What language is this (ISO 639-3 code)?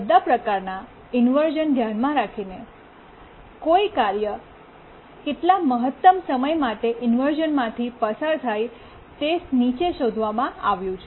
guj